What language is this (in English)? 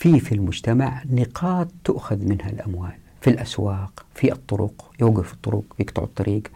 Arabic